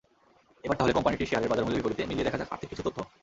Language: Bangla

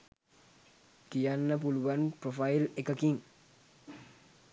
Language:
Sinhala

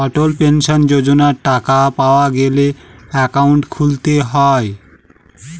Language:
Bangla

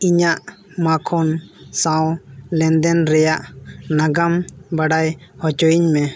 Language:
Santali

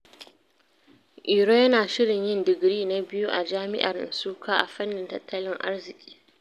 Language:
Hausa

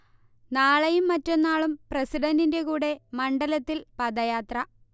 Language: Malayalam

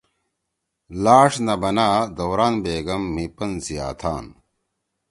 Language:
Torwali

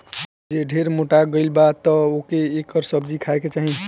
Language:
Bhojpuri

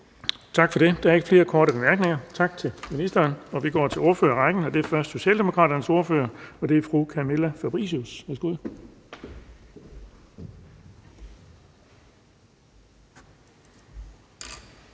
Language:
Danish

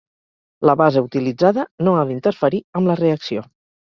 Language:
Catalan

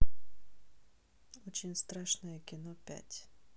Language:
Russian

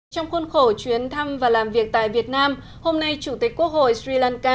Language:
Vietnamese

